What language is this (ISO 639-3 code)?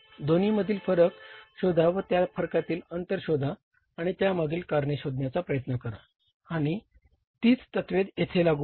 mar